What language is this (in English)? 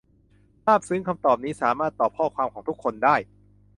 Thai